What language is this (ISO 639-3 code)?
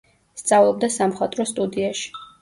kat